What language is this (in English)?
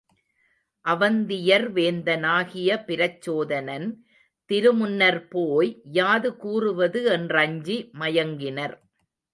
Tamil